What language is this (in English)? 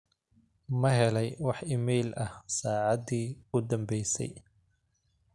Somali